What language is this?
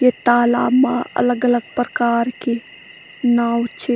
Garhwali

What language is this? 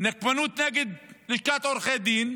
Hebrew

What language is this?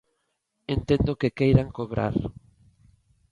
Galician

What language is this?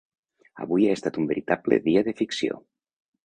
Catalan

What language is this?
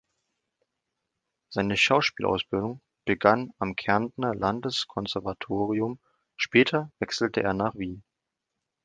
German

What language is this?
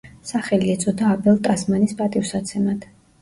Georgian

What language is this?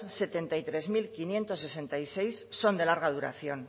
Spanish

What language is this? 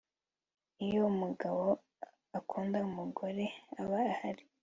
Kinyarwanda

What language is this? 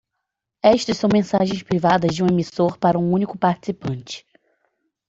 Portuguese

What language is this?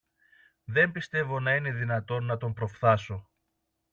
Greek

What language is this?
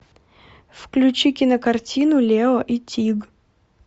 Russian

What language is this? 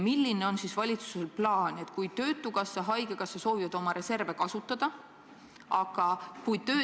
Estonian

